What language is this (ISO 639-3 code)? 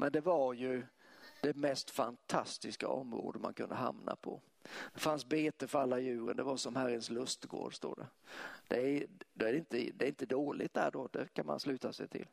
swe